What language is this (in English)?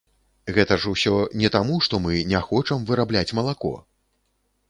Belarusian